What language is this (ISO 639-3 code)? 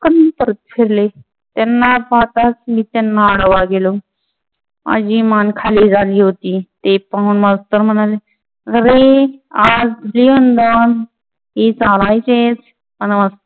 mar